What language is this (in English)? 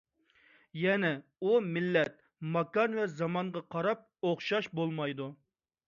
Uyghur